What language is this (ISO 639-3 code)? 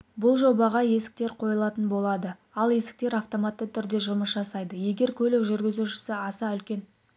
kaz